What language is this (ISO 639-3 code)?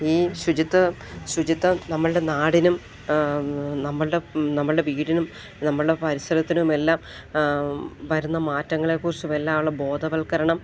mal